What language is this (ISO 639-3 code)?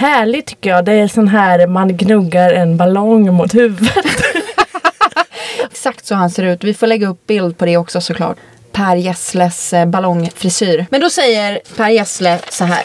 swe